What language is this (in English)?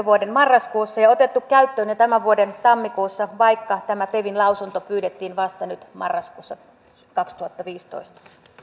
Finnish